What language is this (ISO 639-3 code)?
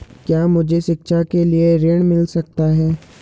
hin